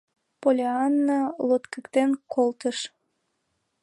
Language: Mari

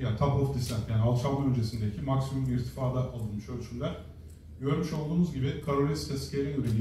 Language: Turkish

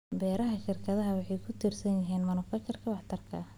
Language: Somali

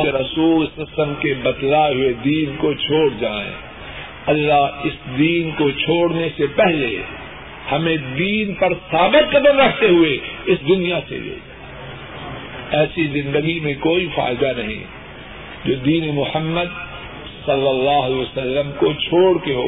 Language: Urdu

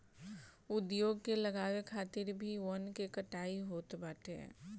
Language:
Bhojpuri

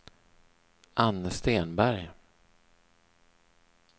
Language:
Swedish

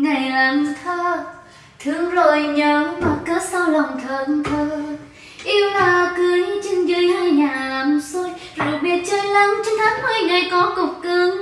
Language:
Vietnamese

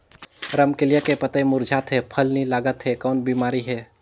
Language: Chhattisgarhi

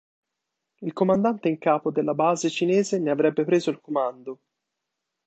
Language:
Italian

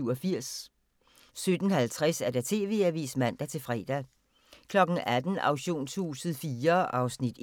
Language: Danish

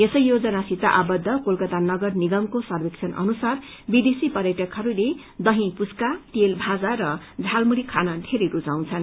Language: Nepali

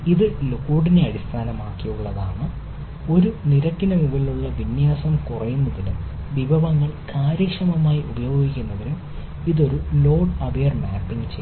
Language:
Malayalam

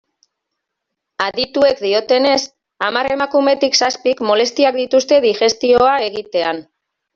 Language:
Basque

